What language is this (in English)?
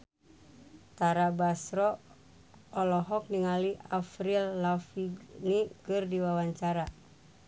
Sundanese